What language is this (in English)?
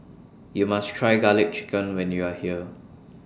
English